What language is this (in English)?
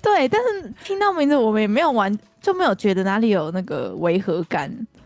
Chinese